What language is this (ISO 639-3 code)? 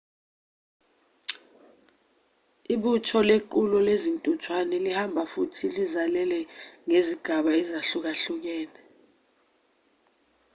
zul